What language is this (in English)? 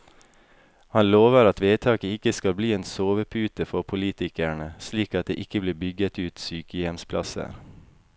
Norwegian